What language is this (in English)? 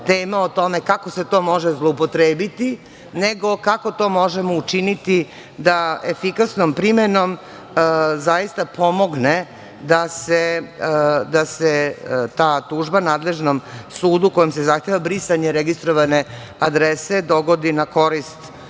Serbian